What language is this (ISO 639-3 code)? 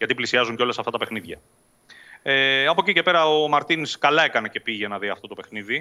ell